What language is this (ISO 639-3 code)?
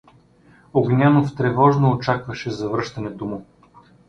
bul